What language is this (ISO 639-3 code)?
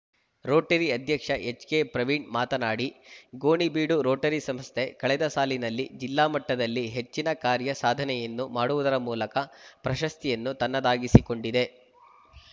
kan